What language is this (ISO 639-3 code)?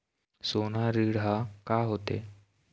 hne